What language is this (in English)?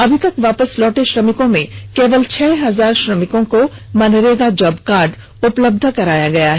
Hindi